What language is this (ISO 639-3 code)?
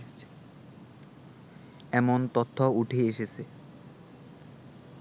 ben